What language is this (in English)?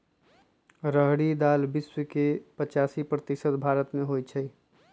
Magahi